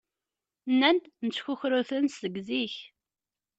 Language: Kabyle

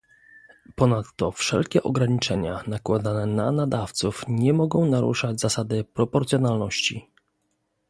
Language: Polish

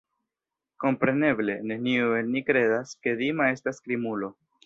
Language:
Esperanto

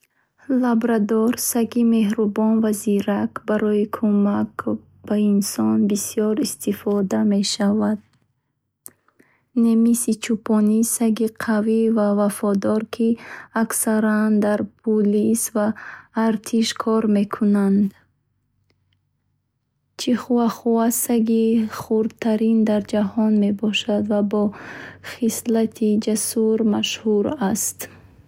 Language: Bukharic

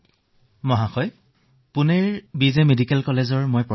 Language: Assamese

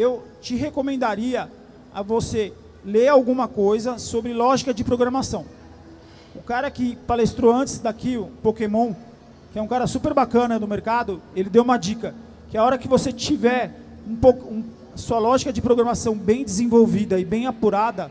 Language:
Portuguese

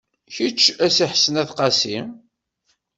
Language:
Kabyle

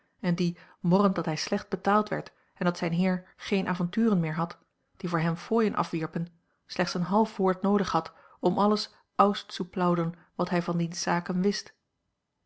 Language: Dutch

